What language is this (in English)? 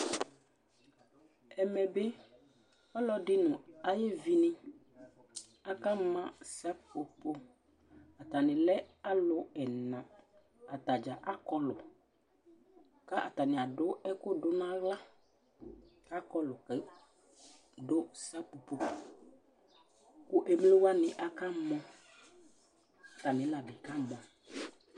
Ikposo